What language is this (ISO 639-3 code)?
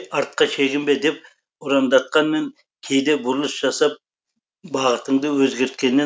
kaz